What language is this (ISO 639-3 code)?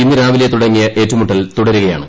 mal